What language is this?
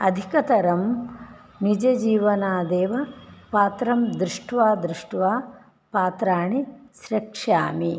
Sanskrit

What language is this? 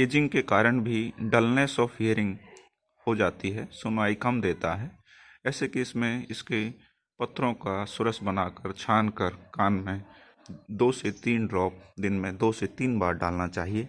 Hindi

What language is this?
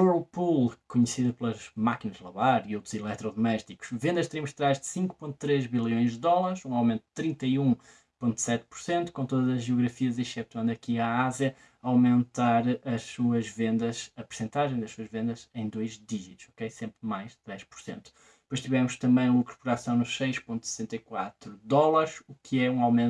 Portuguese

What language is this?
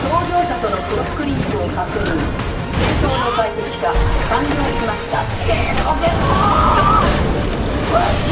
Japanese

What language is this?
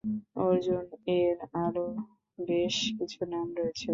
Bangla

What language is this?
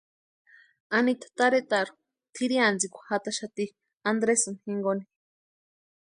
Western Highland Purepecha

